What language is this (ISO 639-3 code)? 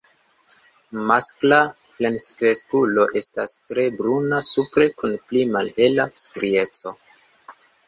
epo